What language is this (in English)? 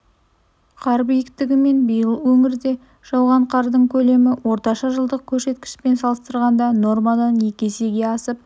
Kazakh